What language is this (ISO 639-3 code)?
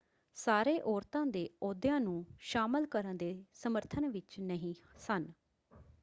pan